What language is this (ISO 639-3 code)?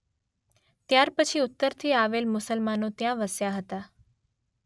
guj